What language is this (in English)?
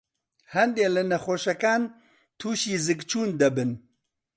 Central Kurdish